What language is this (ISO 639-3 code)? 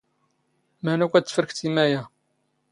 zgh